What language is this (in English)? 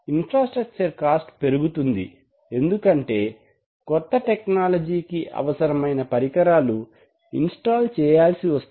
Telugu